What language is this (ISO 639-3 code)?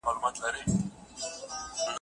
pus